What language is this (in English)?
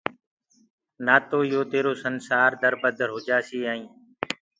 Gurgula